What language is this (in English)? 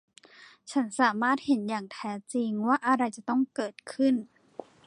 Thai